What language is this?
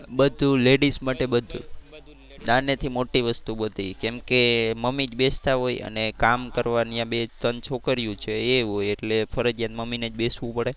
Gujarati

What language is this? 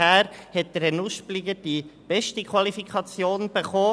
Swiss German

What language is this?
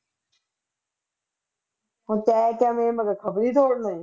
Punjabi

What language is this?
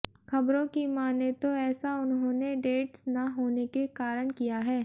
Hindi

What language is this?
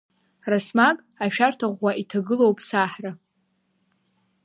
Abkhazian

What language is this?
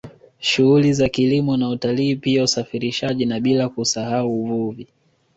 Swahili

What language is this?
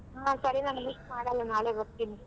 Kannada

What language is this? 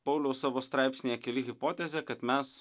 Lithuanian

